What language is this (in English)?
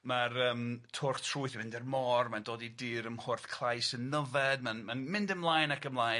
Welsh